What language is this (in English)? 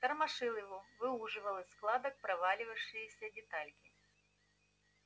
Russian